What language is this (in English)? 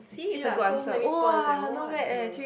English